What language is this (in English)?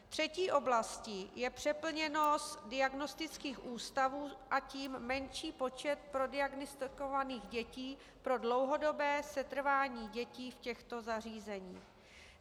Czech